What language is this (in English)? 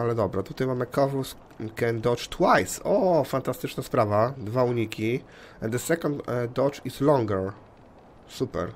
Polish